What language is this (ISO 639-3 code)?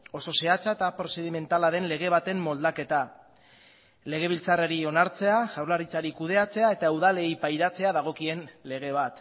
eus